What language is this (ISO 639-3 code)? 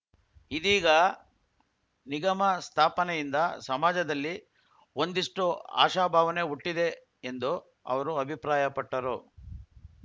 kan